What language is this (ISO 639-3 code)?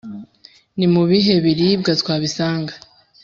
kin